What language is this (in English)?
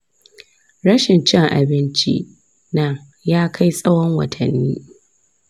Hausa